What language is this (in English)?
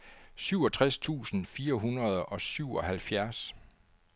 Danish